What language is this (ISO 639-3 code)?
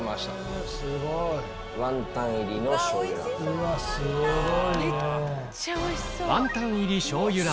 jpn